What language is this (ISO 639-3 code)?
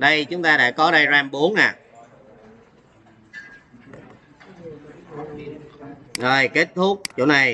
vie